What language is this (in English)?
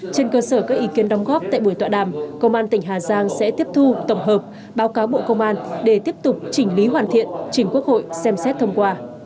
Vietnamese